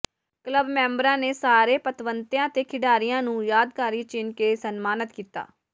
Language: Punjabi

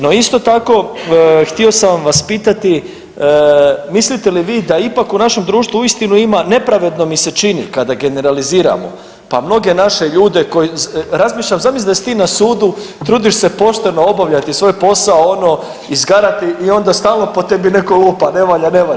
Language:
Croatian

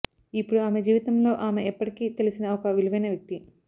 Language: Telugu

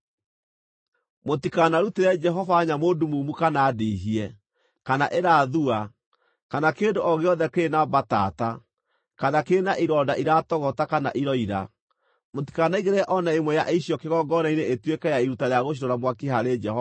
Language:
Kikuyu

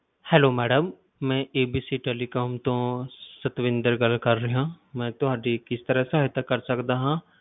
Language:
Punjabi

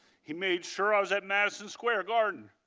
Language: English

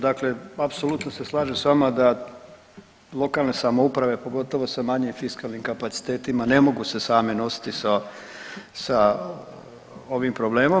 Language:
Croatian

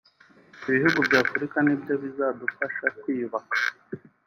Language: Kinyarwanda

